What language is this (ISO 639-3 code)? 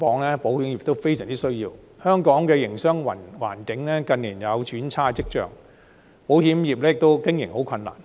yue